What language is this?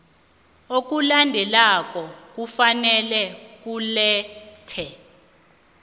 South Ndebele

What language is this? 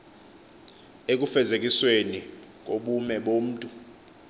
Xhosa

